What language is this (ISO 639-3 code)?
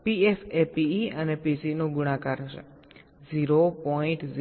guj